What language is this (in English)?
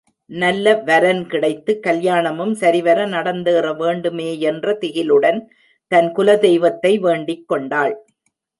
Tamil